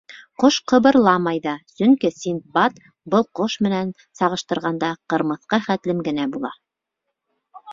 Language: Bashkir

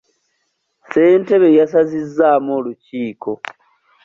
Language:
Ganda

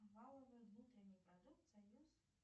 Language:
Russian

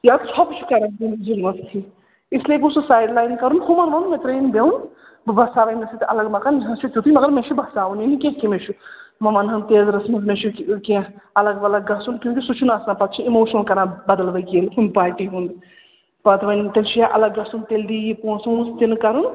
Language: Kashmiri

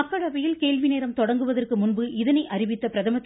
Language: Tamil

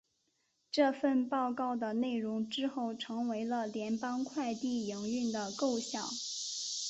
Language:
Chinese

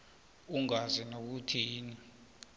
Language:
South Ndebele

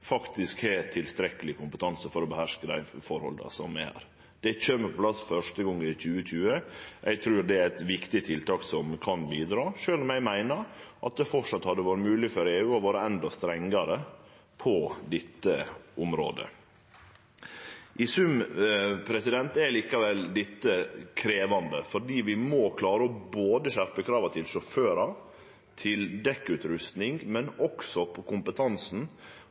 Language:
Norwegian Nynorsk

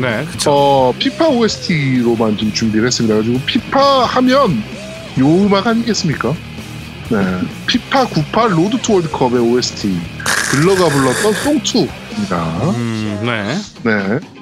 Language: Korean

